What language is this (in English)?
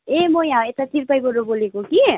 Nepali